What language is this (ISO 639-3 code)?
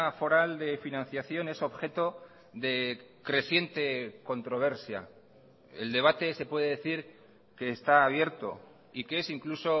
spa